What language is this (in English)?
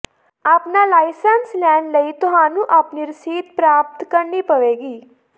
Punjabi